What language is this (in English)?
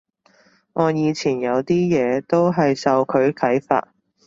Cantonese